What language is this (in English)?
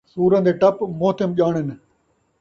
Saraiki